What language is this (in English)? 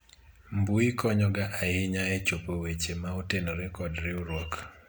Luo (Kenya and Tanzania)